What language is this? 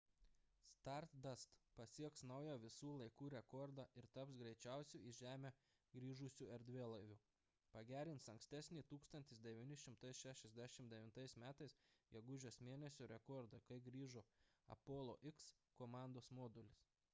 Lithuanian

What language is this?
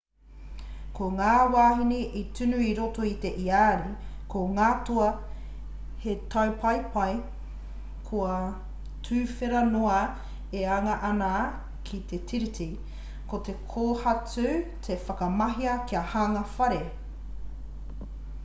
Māori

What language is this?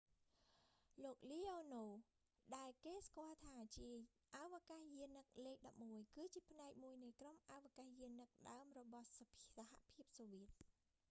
Khmer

